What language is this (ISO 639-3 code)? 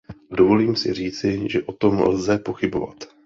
ces